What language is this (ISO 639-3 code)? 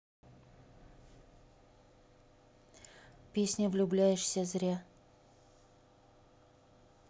rus